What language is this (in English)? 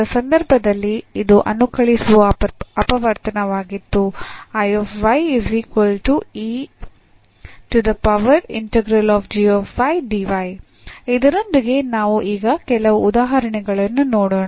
Kannada